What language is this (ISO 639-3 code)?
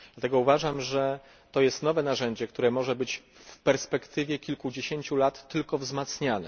pol